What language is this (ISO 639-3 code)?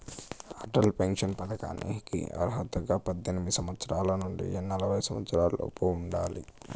tel